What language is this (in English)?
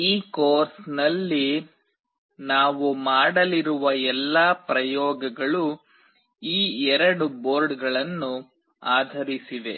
Kannada